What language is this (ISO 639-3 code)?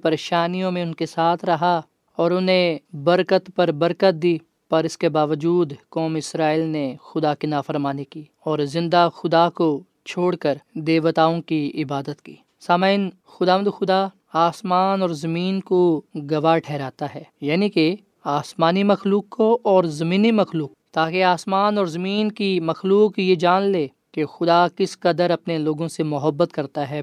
urd